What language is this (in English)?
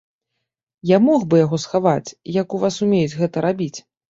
Belarusian